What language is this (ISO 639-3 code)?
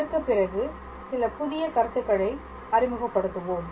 tam